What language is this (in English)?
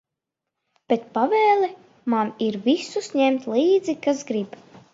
Latvian